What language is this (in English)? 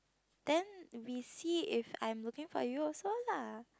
English